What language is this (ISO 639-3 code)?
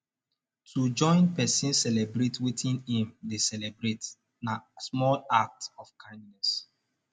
pcm